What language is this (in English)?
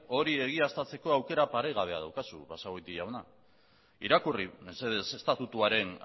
Basque